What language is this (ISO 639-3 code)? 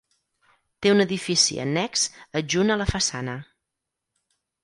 cat